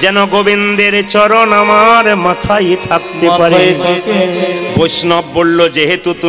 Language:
Hindi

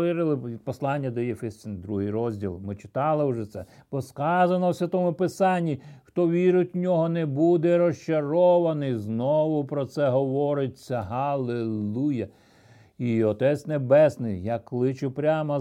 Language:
Ukrainian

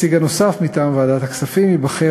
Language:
Hebrew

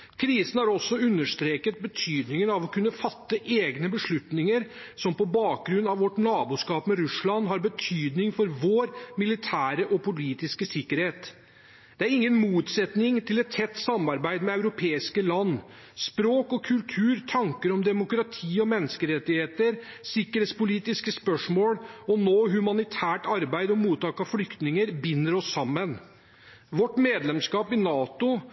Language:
Norwegian Bokmål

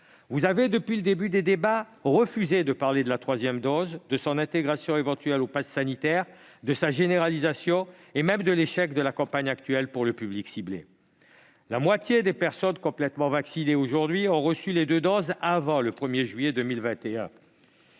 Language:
French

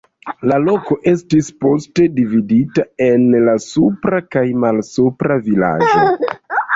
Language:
Esperanto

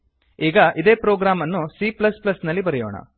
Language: Kannada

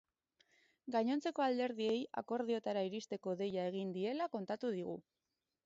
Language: Basque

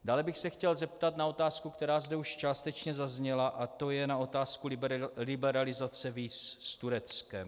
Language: Czech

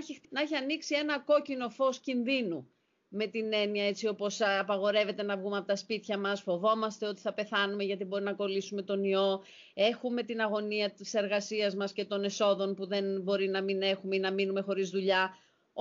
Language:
Greek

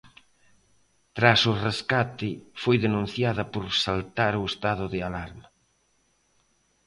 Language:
Galician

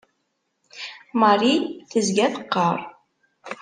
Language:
Kabyle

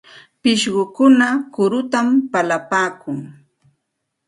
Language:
Santa Ana de Tusi Pasco Quechua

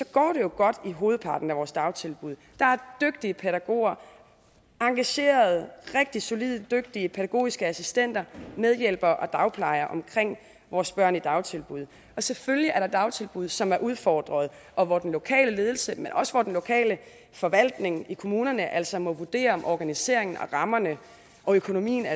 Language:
Danish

